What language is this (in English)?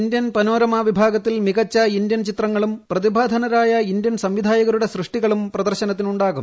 Malayalam